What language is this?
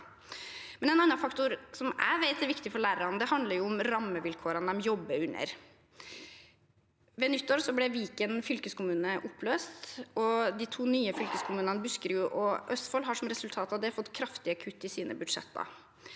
Norwegian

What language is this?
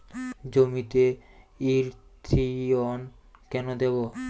Bangla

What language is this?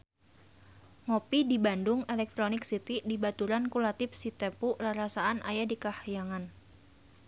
Sundanese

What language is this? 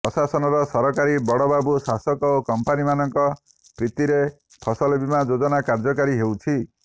Odia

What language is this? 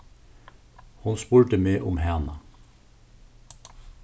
Faroese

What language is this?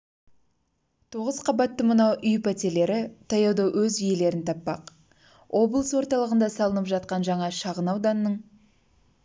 Kazakh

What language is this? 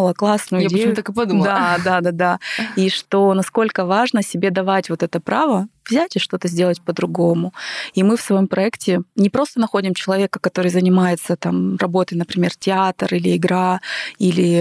Russian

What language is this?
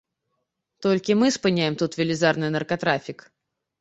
Belarusian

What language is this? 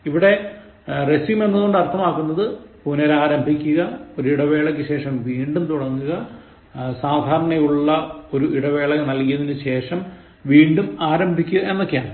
Malayalam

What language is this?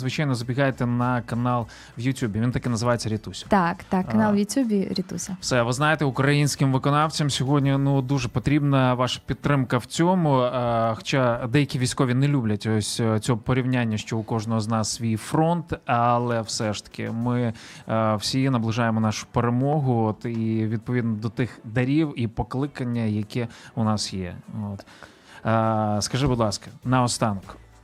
Ukrainian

